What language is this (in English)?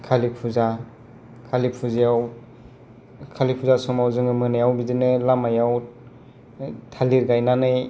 Bodo